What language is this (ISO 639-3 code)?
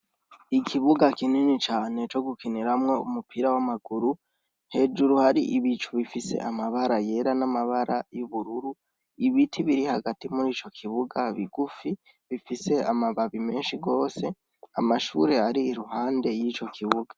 run